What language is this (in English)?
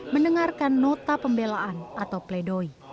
Indonesian